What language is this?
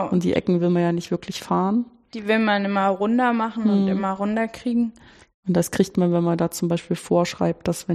German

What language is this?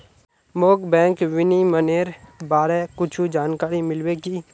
Magahi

